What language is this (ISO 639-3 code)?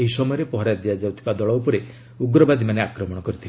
ori